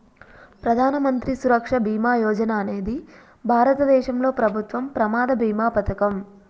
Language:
Telugu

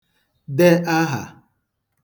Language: Igbo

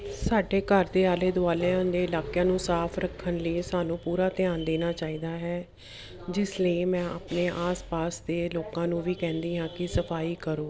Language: Punjabi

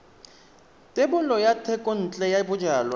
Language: Tswana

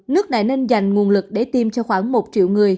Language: Vietnamese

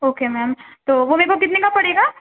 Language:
Urdu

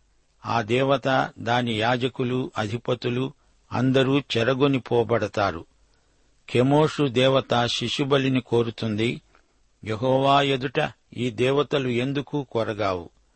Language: Telugu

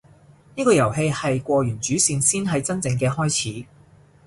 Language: Cantonese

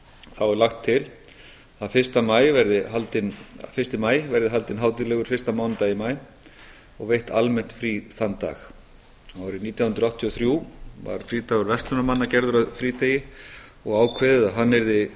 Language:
Icelandic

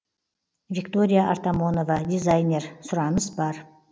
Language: Kazakh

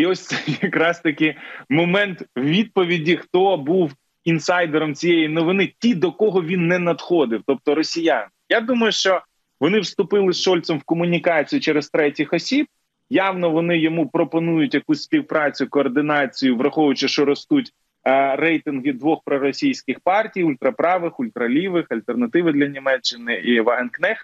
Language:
Ukrainian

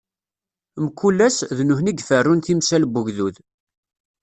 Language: Kabyle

